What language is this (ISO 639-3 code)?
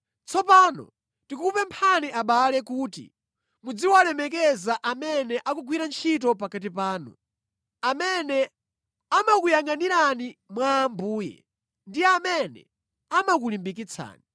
nya